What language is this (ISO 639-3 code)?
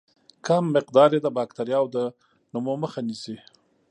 pus